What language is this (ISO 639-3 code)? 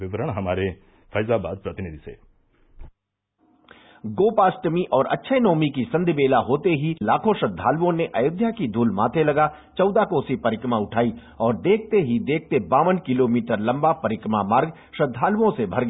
hin